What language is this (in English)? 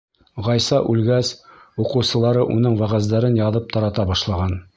Bashkir